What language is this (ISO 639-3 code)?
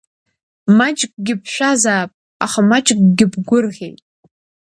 abk